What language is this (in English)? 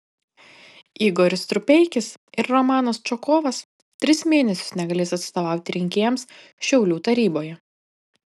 Lithuanian